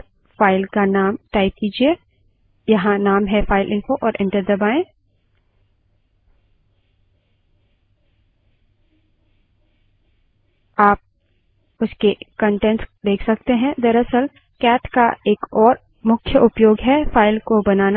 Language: Hindi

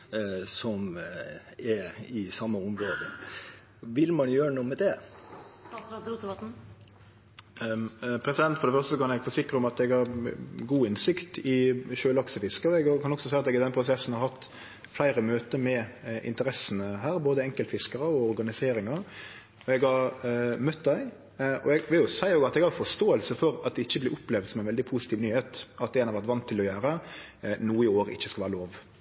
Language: Norwegian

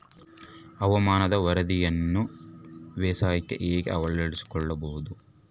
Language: Kannada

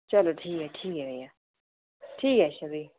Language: Dogri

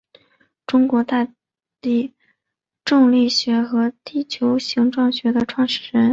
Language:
Chinese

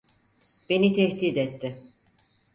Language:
Turkish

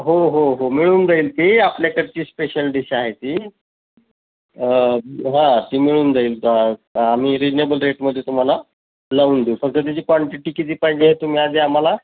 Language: Marathi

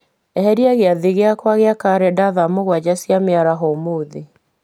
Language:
Kikuyu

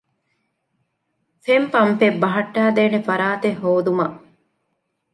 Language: Divehi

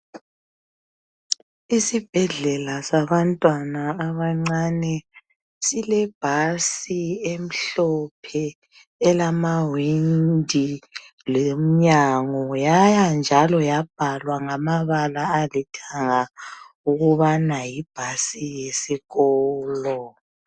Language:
North Ndebele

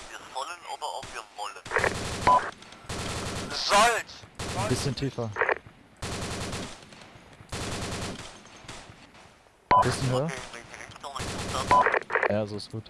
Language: German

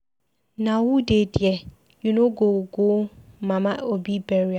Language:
Nigerian Pidgin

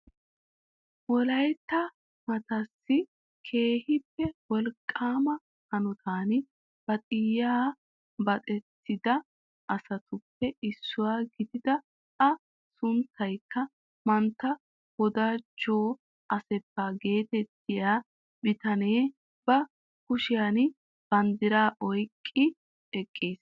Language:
Wolaytta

